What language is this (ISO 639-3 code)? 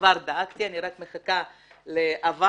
heb